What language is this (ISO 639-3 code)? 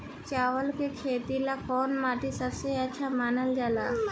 bho